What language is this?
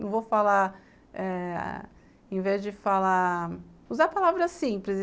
Portuguese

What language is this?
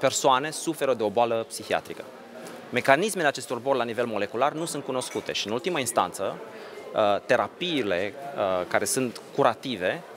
Romanian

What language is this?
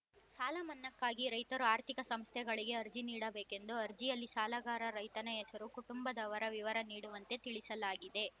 Kannada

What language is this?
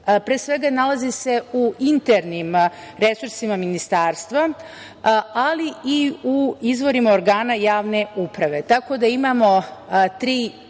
Serbian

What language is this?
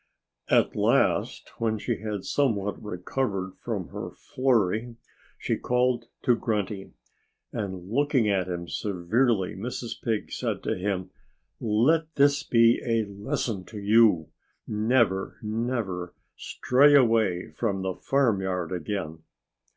English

